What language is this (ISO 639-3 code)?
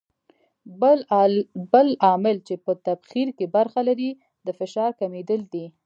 pus